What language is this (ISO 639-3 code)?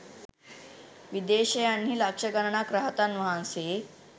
sin